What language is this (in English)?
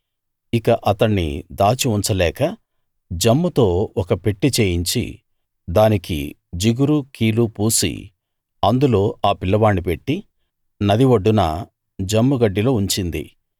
Telugu